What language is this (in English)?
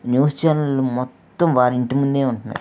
Telugu